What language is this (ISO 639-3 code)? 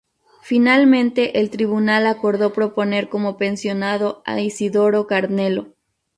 spa